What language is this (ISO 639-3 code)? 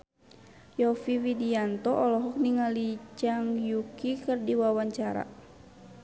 sun